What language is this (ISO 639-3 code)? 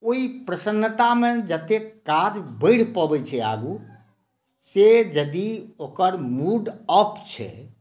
mai